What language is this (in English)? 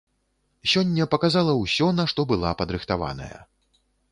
Belarusian